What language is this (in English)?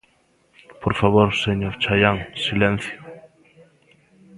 Galician